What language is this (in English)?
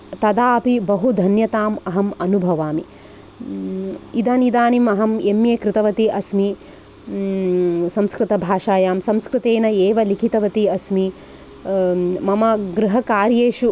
Sanskrit